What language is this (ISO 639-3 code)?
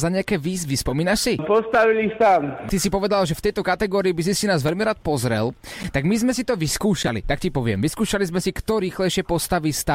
slk